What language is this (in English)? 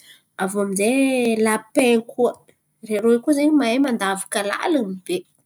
Antankarana Malagasy